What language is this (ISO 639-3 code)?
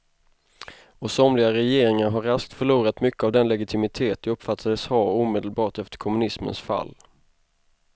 swe